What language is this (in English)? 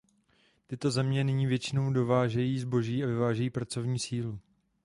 Czech